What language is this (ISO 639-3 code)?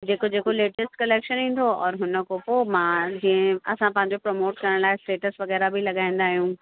snd